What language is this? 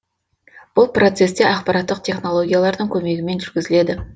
Kazakh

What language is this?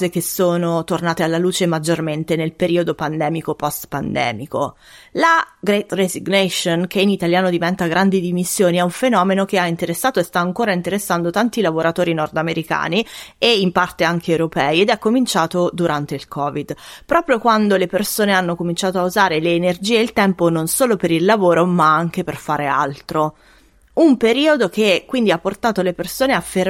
Italian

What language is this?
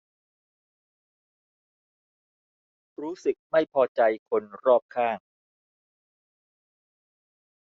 Thai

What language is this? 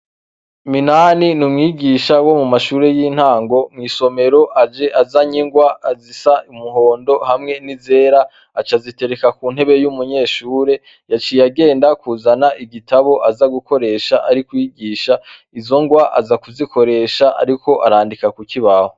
Rundi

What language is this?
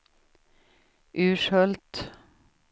Swedish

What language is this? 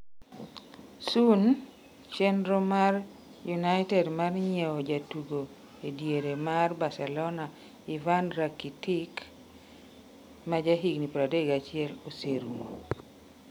Luo (Kenya and Tanzania)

